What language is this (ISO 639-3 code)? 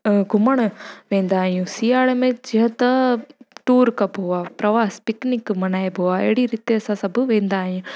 snd